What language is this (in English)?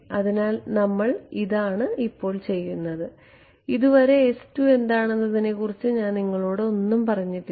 Malayalam